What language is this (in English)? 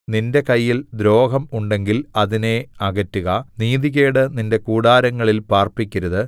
Malayalam